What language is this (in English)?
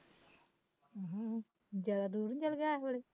Punjabi